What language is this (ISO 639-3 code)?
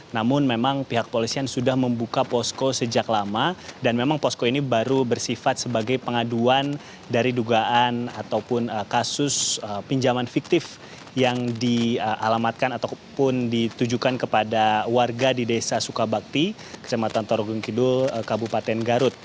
ind